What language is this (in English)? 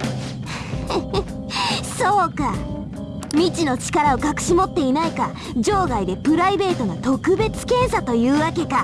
Japanese